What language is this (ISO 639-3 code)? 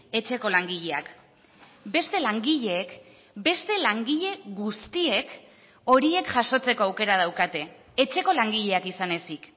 eus